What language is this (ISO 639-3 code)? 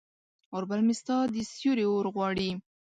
pus